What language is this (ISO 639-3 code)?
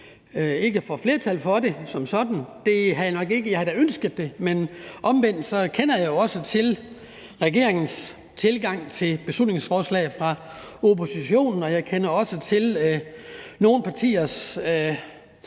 dan